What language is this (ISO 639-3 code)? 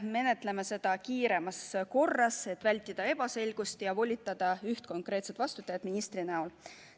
est